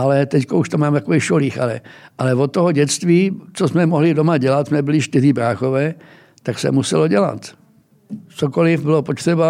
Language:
Czech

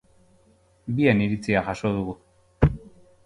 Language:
Basque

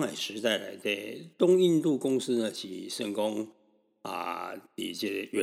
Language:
Chinese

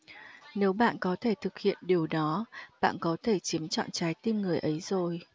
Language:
Vietnamese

